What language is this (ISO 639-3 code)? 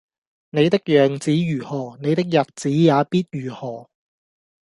yue